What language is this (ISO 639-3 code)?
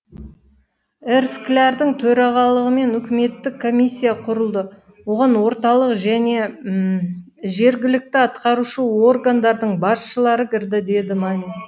kaz